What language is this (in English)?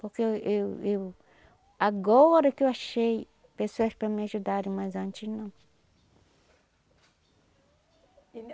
Portuguese